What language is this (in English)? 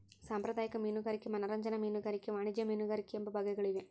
Kannada